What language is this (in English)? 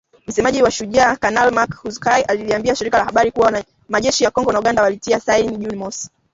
Swahili